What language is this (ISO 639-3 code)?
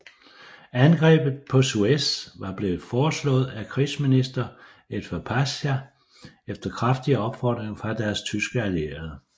dan